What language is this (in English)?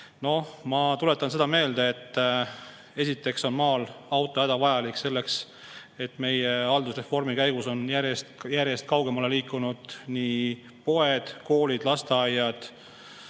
Estonian